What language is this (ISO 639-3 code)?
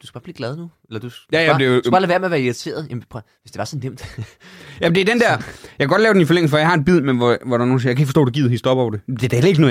dan